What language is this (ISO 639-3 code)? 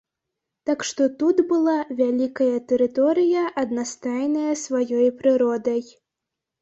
bel